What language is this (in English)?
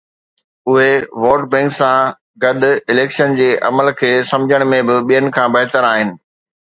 Sindhi